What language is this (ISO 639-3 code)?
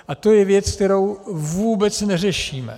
ces